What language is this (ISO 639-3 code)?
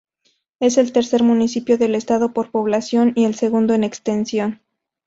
spa